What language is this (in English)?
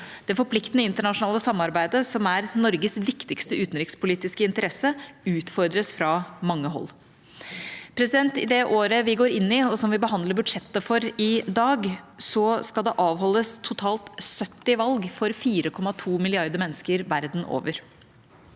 Norwegian